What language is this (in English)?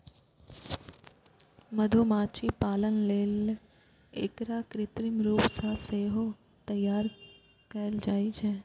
Maithili